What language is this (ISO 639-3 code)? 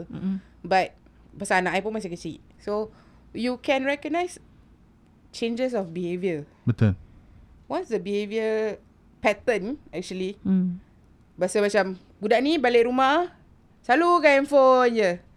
msa